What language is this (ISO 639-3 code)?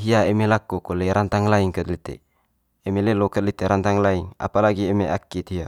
mqy